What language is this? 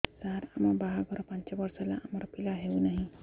Odia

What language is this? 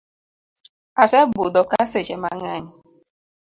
Luo (Kenya and Tanzania)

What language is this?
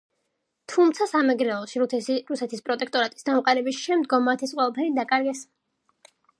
Georgian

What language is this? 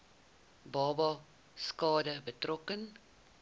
Afrikaans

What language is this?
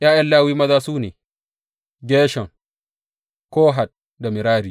Hausa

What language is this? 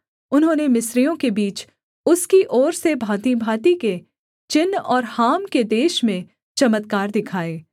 Hindi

